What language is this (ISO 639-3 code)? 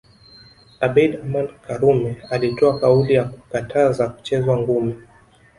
swa